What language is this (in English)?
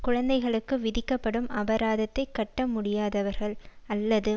Tamil